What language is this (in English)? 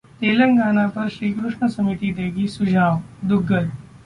Hindi